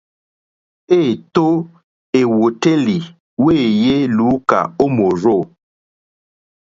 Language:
Mokpwe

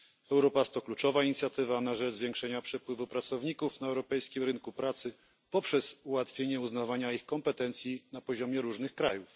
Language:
Polish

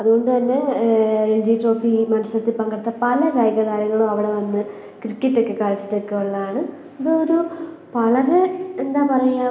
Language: Malayalam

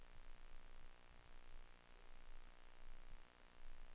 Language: Danish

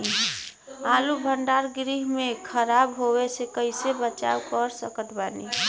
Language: Bhojpuri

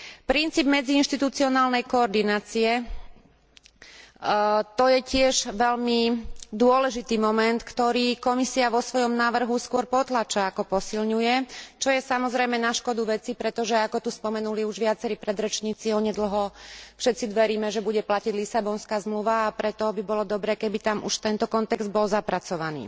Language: Slovak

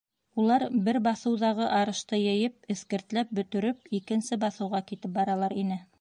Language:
Bashkir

